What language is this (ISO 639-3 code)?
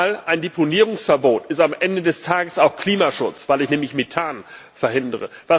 deu